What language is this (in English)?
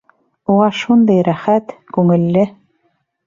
Bashkir